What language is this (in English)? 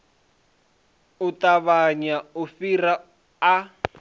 Venda